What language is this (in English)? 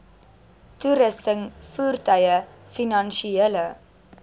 Afrikaans